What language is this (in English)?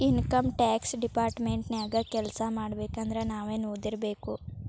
Kannada